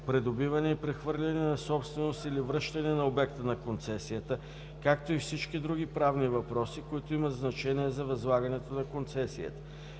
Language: Bulgarian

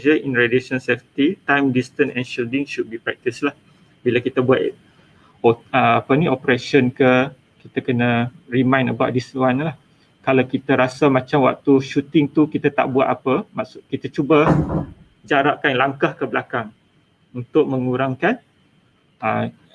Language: Malay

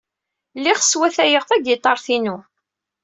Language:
Kabyle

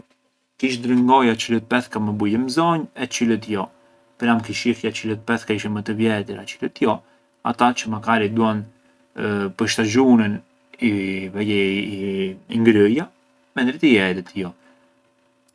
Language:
Arbëreshë Albanian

